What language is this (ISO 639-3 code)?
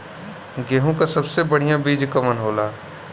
bho